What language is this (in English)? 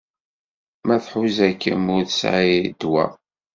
Kabyle